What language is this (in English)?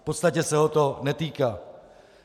Czech